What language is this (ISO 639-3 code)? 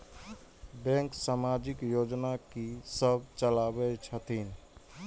mai